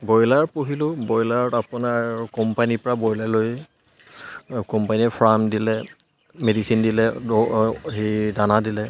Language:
Assamese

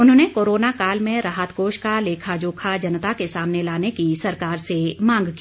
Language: Hindi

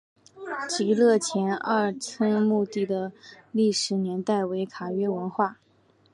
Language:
Chinese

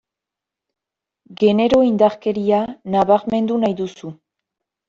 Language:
Basque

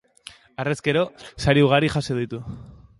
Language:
Basque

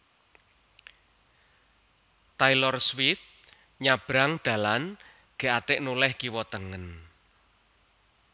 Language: Javanese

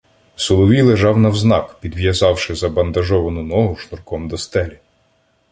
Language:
Ukrainian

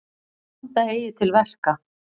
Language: Icelandic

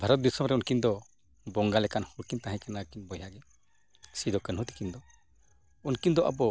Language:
Santali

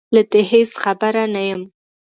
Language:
Pashto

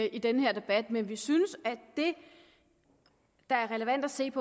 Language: Danish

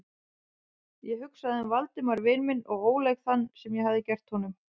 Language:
Icelandic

